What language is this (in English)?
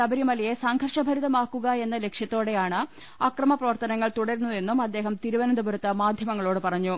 Malayalam